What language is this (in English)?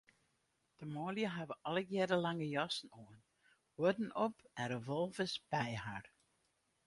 Western Frisian